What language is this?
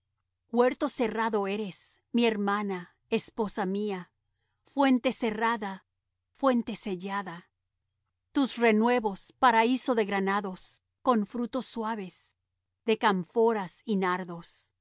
Spanish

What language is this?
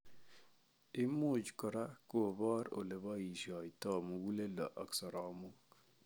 Kalenjin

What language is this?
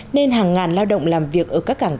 Vietnamese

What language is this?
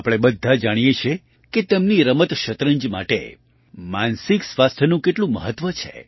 Gujarati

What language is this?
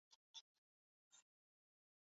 Swahili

